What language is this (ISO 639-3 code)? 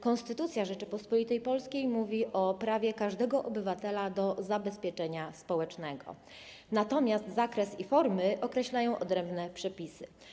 pol